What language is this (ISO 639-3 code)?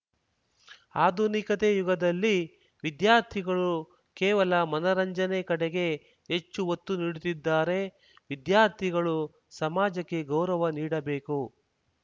kan